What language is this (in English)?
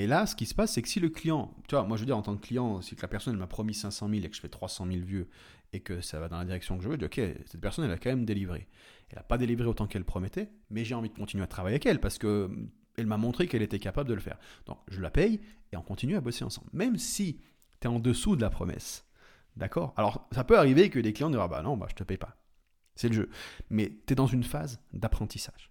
French